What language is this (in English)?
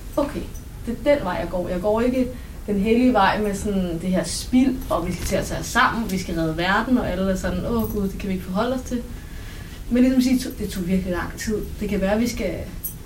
Danish